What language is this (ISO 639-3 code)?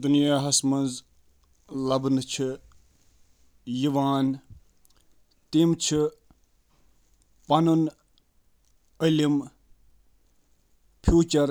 kas